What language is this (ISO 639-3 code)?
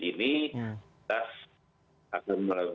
ind